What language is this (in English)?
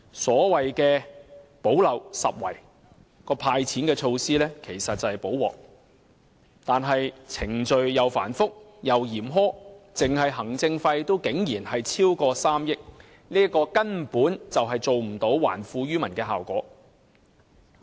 Cantonese